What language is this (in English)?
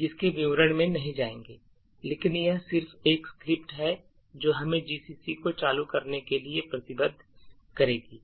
Hindi